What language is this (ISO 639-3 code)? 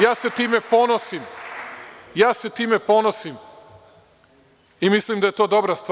srp